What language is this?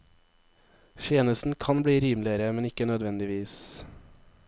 Norwegian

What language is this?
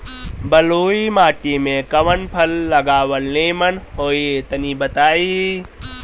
Bhojpuri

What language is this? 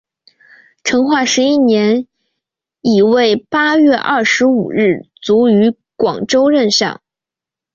Chinese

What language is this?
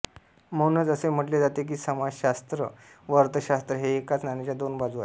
Marathi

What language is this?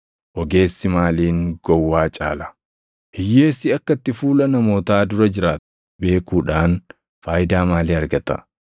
Oromo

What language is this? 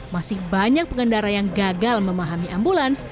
Indonesian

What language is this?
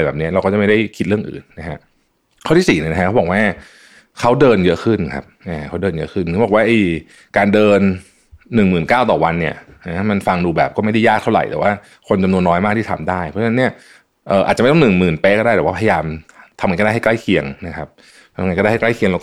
Thai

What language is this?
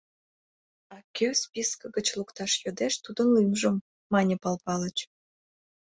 Mari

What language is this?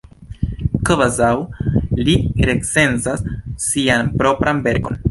Esperanto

